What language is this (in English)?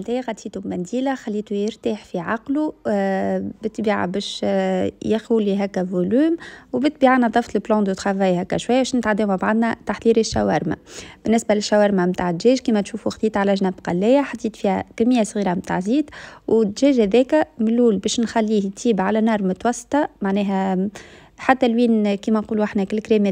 Arabic